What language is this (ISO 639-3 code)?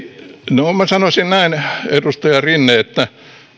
fin